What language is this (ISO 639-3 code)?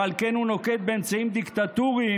heb